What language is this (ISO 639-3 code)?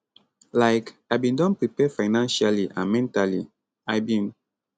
pcm